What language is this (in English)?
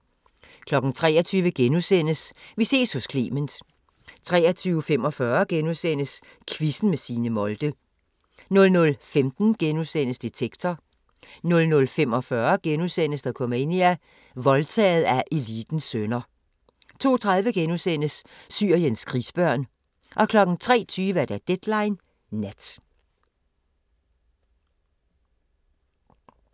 Danish